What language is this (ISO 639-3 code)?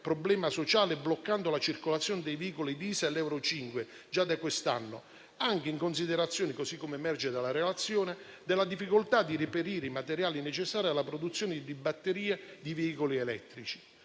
ita